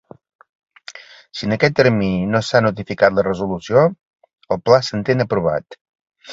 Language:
Catalan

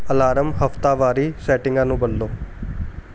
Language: Punjabi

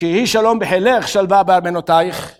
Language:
Hebrew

